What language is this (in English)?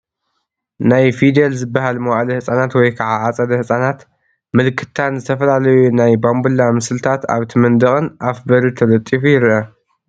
Tigrinya